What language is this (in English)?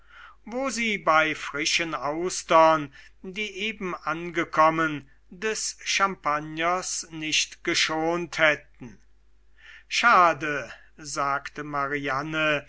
German